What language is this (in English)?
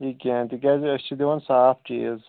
Kashmiri